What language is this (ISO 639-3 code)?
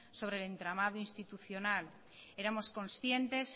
spa